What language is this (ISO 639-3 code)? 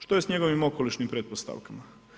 hrv